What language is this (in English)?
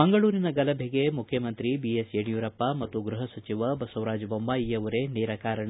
Kannada